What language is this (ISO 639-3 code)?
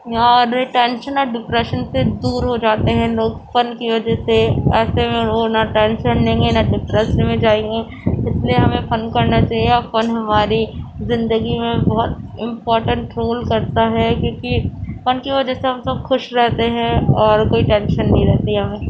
urd